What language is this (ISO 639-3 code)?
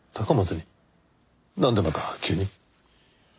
jpn